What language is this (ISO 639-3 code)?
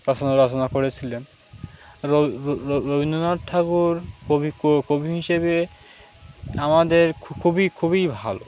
ben